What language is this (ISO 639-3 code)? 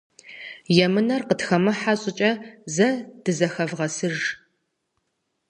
kbd